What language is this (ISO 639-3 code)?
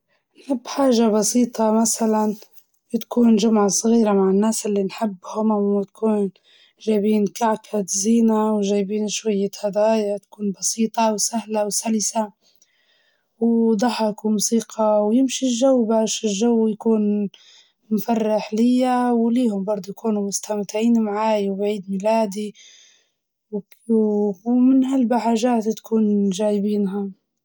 ayl